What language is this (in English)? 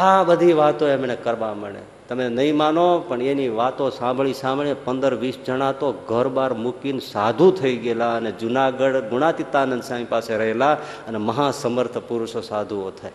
Gujarati